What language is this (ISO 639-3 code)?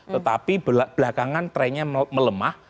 ind